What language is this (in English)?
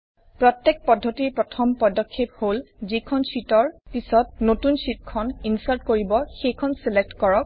Assamese